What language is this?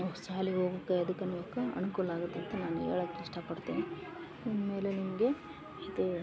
Kannada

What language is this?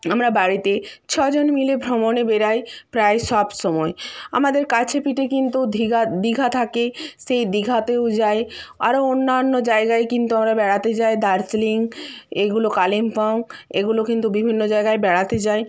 Bangla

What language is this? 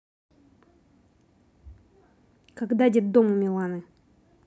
Russian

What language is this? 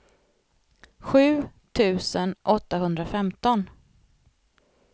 Swedish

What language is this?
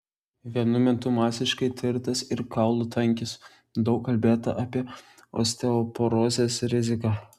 Lithuanian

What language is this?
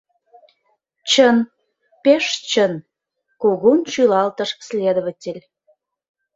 Mari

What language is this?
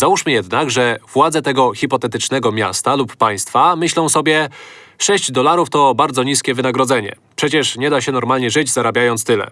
Polish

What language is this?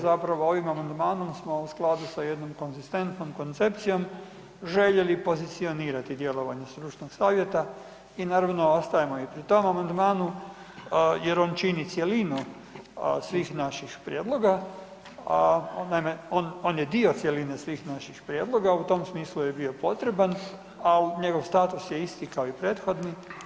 Croatian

